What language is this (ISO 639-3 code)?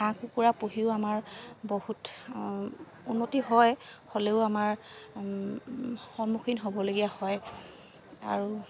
asm